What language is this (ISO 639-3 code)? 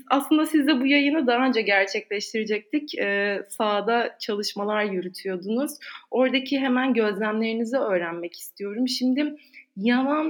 tur